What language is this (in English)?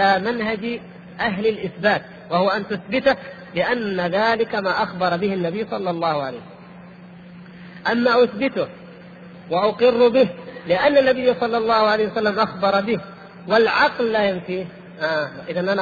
Arabic